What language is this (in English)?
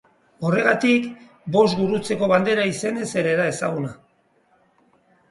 Basque